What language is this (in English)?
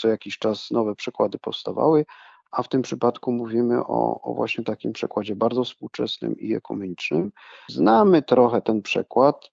Polish